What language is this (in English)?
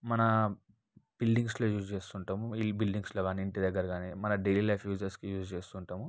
Telugu